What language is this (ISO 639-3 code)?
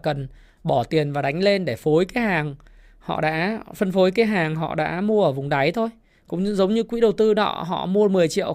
vie